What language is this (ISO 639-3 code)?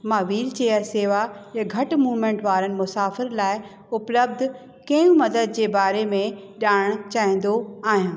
snd